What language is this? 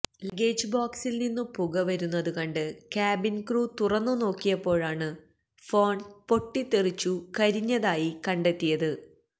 Malayalam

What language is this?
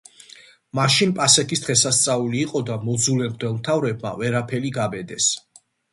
Georgian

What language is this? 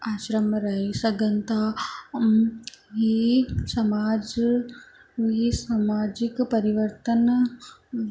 Sindhi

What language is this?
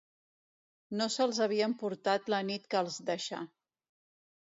Catalan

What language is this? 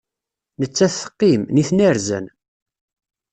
Kabyle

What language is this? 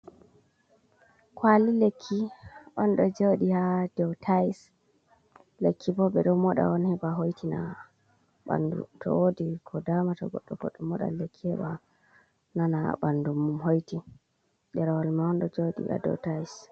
Fula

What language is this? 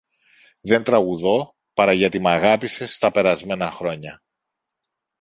Greek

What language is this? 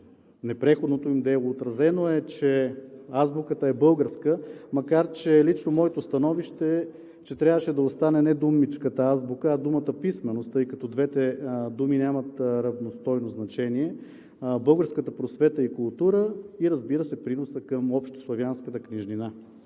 Bulgarian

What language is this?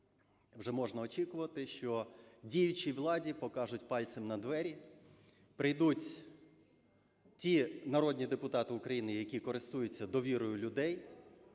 Ukrainian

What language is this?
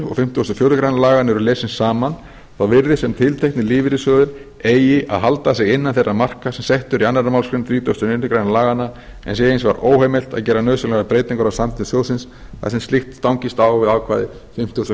Icelandic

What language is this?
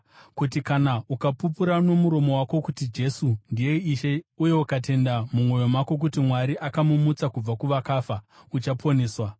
Shona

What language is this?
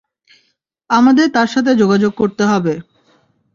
Bangla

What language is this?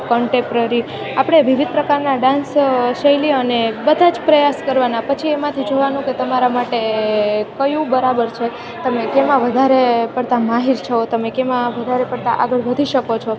Gujarati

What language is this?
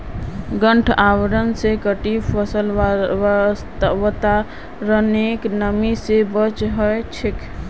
Magahi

